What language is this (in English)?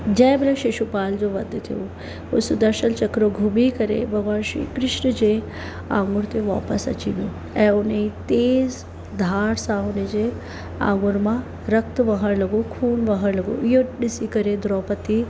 Sindhi